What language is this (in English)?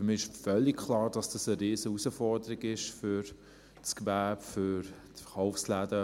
Swiss German